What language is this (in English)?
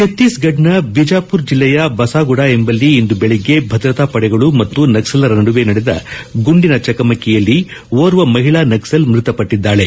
Kannada